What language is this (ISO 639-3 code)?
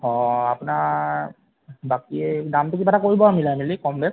asm